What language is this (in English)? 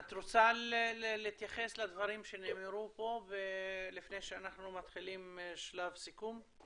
Hebrew